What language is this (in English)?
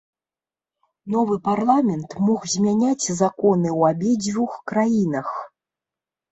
Belarusian